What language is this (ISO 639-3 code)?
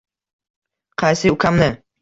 uzb